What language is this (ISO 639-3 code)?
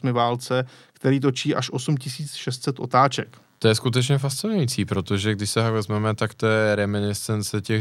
ces